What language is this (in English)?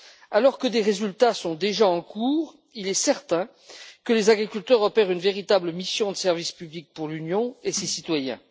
French